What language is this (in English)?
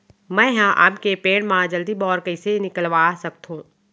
Chhattisgarhi